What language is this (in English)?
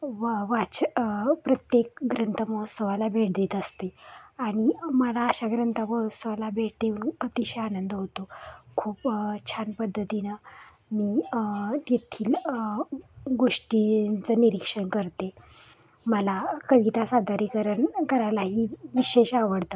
Marathi